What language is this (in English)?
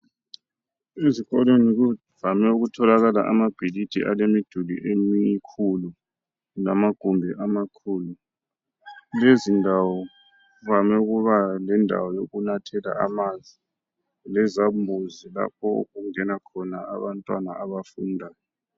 North Ndebele